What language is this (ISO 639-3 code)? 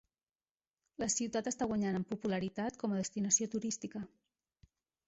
cat